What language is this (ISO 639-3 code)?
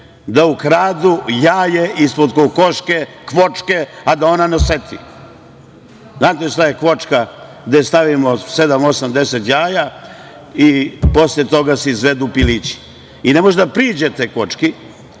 srp